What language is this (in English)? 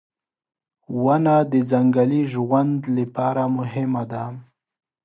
Pashto